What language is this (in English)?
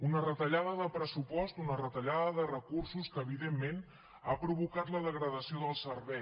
Catalan